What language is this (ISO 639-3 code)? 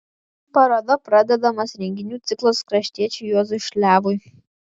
lit